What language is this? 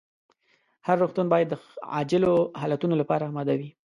Pashto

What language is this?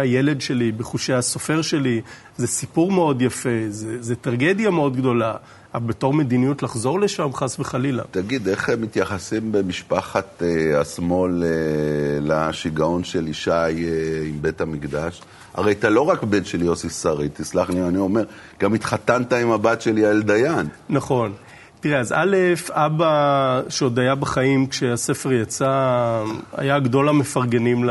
Hebrew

